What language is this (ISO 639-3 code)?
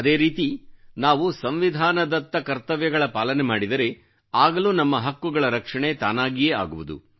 kan